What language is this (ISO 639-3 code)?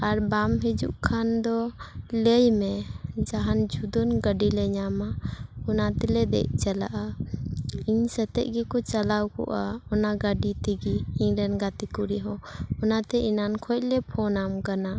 sat